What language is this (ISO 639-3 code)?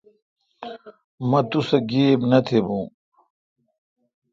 xka